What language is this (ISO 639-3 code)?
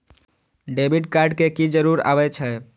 mai